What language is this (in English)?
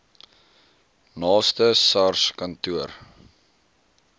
Afrikaans